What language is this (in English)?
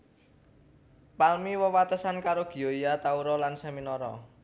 Javanese